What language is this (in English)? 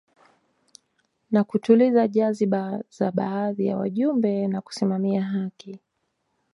Swahili